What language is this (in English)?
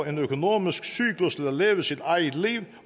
Danish